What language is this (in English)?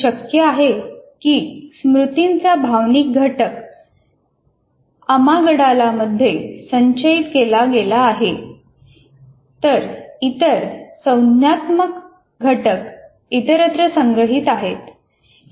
Marathi